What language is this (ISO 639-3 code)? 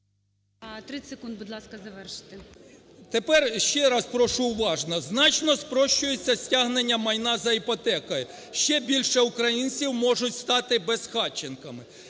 ukr